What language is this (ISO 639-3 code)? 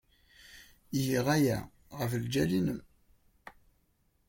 kab